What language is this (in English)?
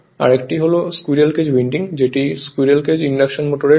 Bangla